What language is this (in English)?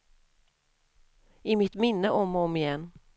Swedish